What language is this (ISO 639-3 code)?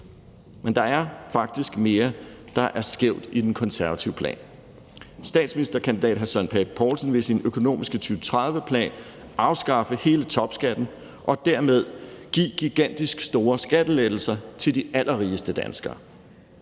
dan